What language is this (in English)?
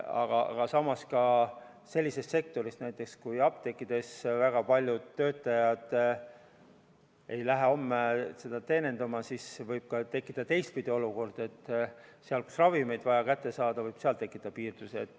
Estonian